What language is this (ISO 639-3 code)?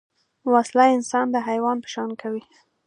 pus